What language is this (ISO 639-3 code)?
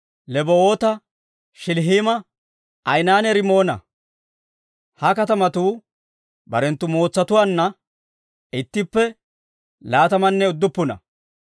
dwr